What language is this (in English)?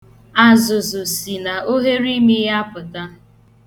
Igbo